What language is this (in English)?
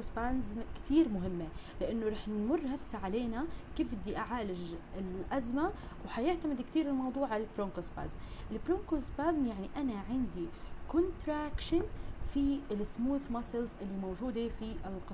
Arabic